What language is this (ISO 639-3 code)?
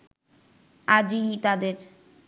ben